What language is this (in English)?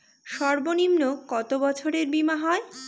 Bangla